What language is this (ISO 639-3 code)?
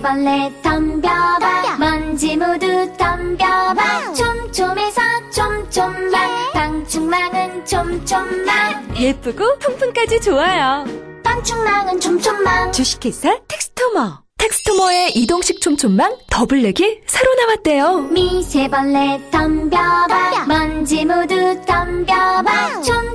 kor